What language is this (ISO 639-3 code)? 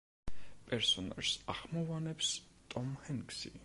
kat